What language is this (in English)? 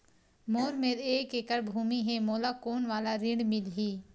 Chhattisgarhi